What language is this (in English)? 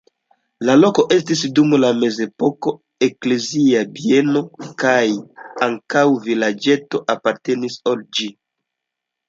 Esperanto